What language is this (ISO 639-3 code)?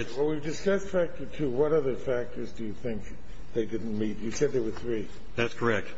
eng